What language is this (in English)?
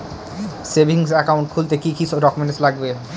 Bangla